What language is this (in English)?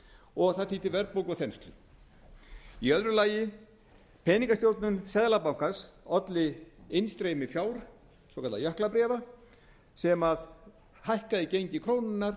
Icelandic